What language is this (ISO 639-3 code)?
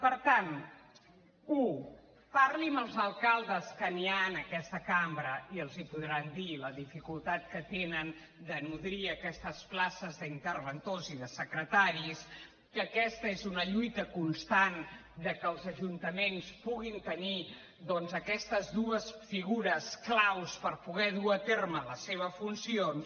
cat